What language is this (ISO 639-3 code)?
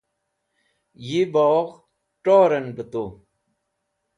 wbl